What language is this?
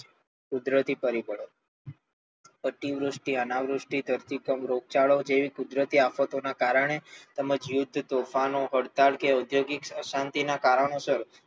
Gujarati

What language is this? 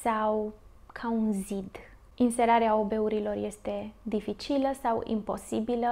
Romanian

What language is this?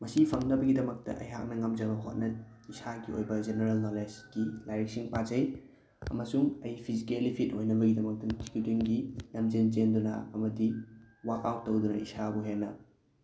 Manipuri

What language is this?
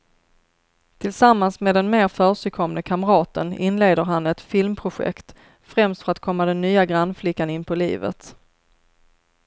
Swedish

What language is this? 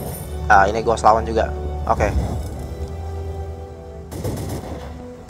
Indonesian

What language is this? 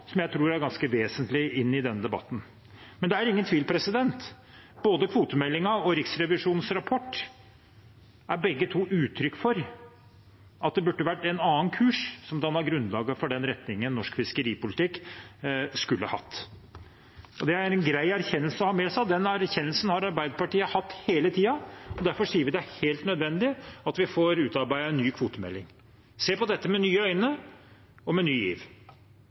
Norwegian Bokmål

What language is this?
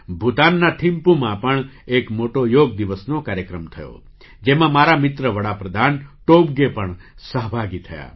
Gujarati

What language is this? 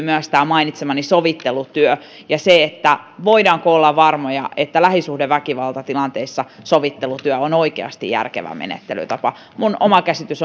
Finnish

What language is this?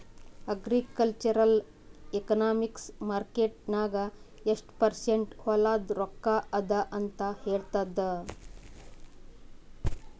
Kannada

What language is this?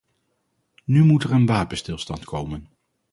Dutch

